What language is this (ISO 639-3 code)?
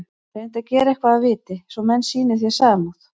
isl